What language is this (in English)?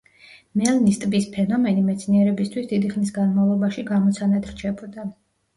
Georgian